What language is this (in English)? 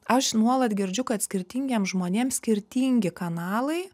Lithuanian